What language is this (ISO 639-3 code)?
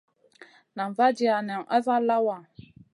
mcn